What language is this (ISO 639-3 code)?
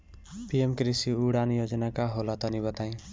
bho